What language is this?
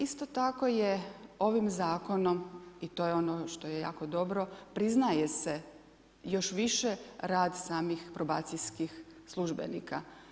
Croatian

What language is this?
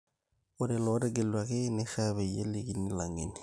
Masai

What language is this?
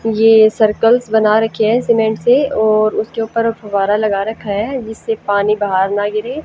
Hindi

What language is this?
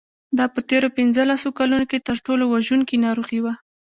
Pashto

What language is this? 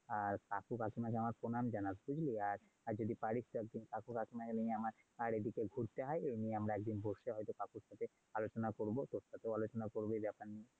Bangla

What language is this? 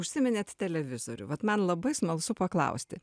Lithuanian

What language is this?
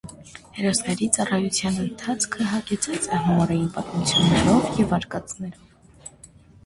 Armenian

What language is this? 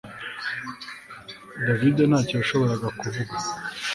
Kinyarwanda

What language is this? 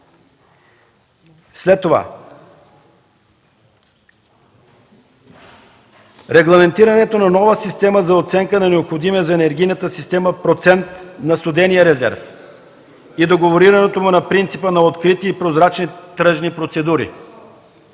Bulgarian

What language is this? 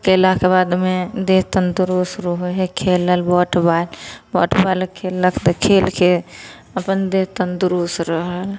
Maithili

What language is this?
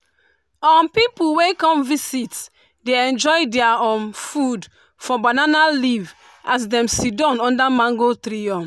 Nigerian Pidgin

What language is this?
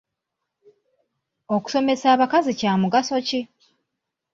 Ganda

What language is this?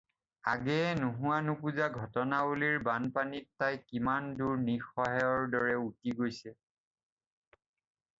Assamese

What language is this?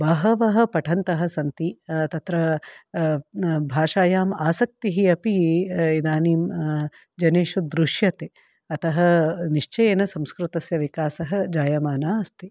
Sanskrit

